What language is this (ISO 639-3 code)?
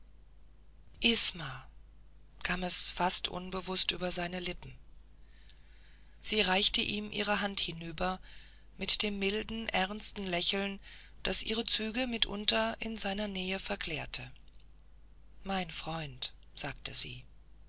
deu